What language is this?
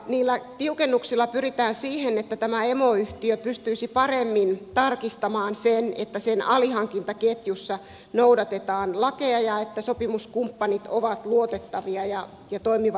Finnish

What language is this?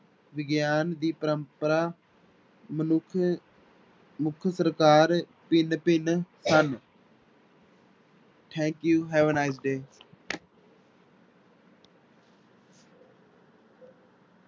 Punjabi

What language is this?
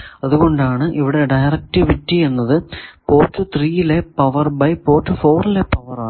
Malayalam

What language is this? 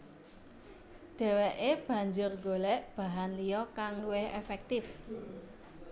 Javanese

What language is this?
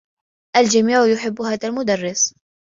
Arabic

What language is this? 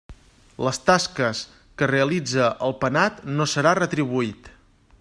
Catalan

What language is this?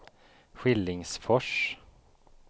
Swedish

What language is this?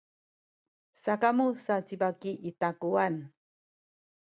Sakizaya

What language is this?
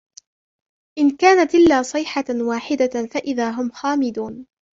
Arabic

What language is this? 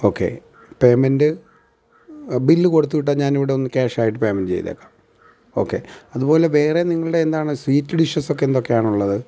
Malayalam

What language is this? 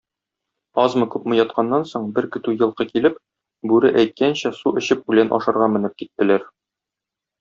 Tatar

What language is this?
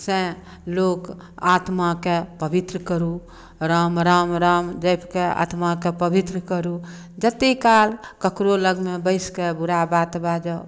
Maithili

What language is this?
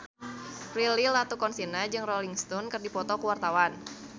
Sundanese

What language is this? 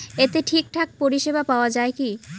Bangla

